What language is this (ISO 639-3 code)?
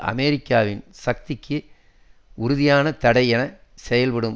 tam